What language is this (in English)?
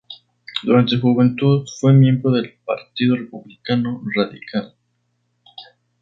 Spanish